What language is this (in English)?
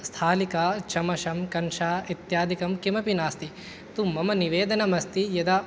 Sanskrit